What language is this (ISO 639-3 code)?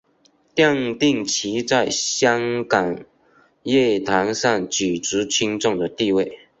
zho